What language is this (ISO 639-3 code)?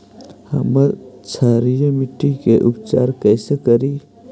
mag